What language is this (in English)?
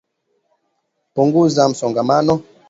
Swahili